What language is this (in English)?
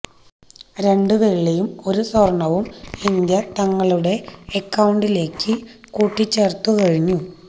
Malayalam